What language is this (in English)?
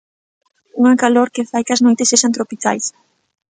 Galician